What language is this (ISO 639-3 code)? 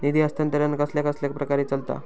mar